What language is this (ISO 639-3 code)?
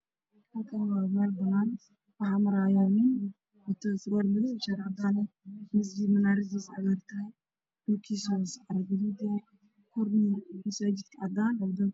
som